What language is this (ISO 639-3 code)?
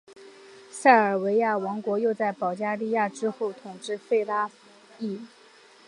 zho